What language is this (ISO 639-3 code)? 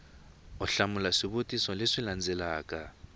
tso